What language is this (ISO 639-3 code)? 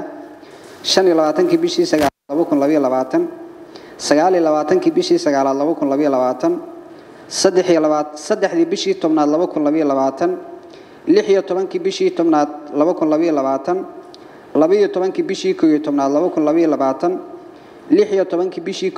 ara